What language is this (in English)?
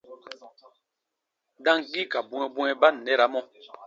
Baatonum